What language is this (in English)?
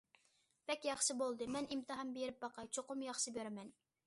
Uyghur